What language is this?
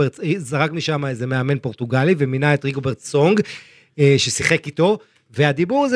Hebrew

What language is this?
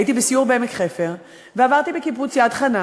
Hebrew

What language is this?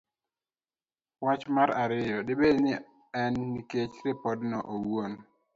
Luo (Kenya and Tanzania)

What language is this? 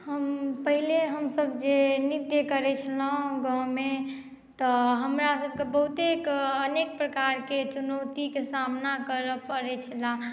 Maithili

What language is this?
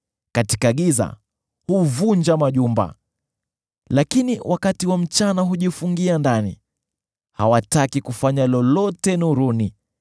Swahili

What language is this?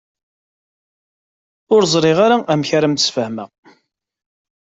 Kabyle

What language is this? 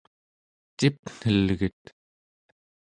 Central Yupik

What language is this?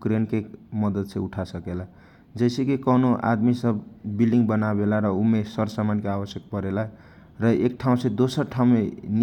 Kochila Tharu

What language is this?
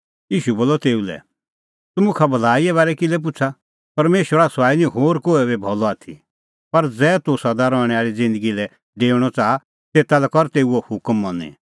Kullu Pahari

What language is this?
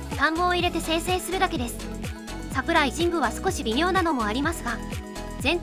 Japanese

